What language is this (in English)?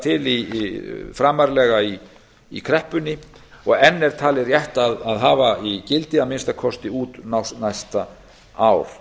Icelandic